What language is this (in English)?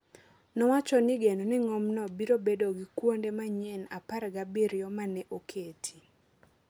Luo (Kenya and Tanzania)